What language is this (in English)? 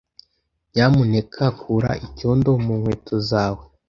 Kinyarwanda